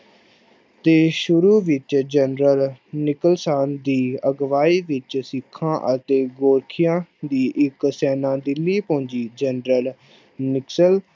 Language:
Punjabi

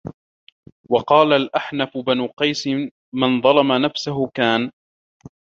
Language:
Arabic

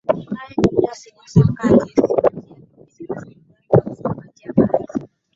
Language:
Swahili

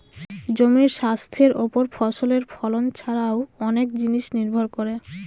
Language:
Bangla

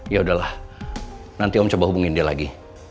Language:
Indonesian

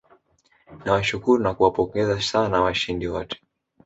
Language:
Swahili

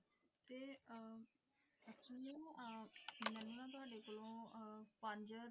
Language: Punjabi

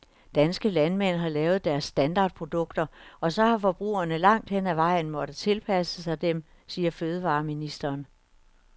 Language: Danish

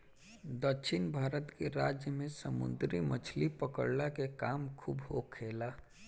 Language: Bhojpuri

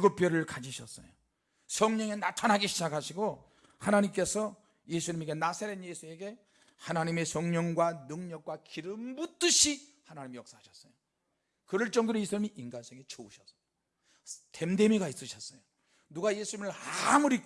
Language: Korean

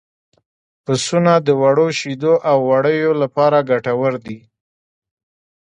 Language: Pashto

